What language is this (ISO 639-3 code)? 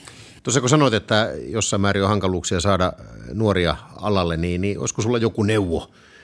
fin